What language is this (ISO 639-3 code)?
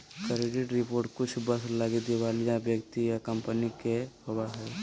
mag